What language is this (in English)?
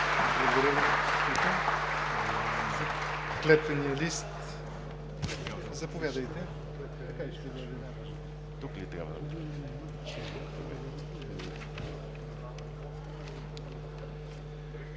Bulgarian